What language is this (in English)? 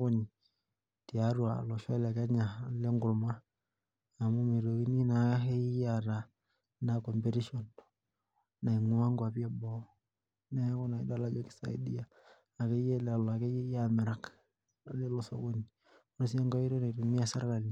Masai